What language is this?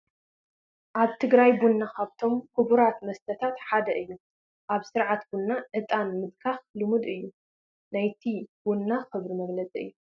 Tigrinya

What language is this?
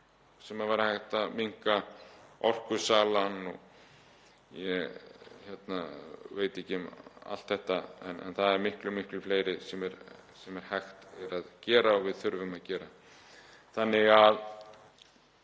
Icelandic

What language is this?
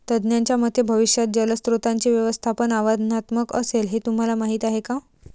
Marathi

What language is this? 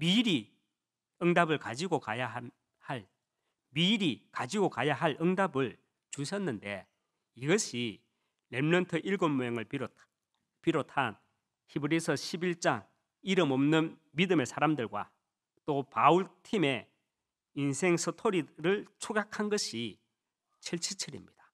Korean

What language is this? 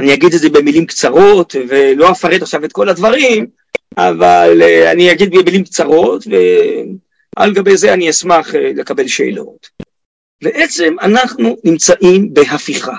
Hebrew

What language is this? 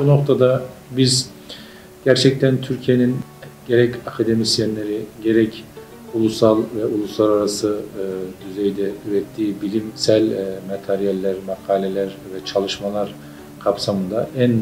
Turkish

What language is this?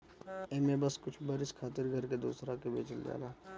Bhojpuri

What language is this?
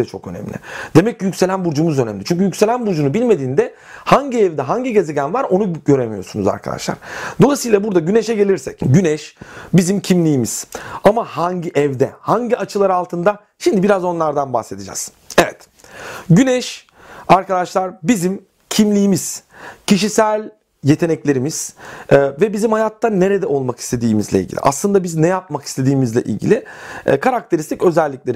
Turkish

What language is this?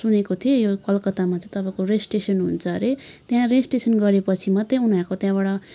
Nepali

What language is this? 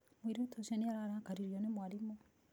Kikuyu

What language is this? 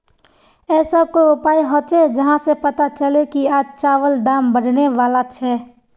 Magahi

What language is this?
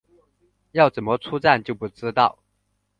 Chinese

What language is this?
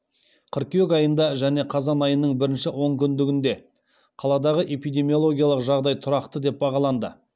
Kazakh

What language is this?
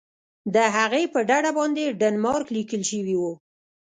Pashto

